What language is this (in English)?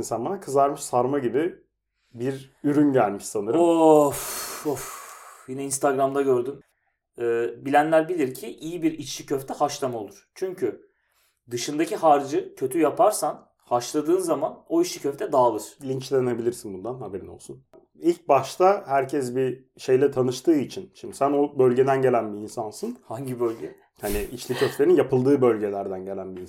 Turkish